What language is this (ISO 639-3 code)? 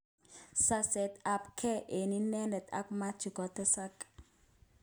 kln